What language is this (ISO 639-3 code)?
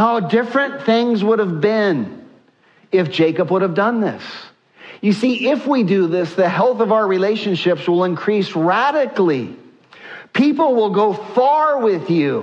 eng